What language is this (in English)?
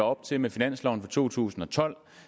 Danish